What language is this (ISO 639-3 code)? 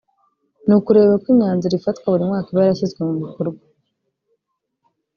kin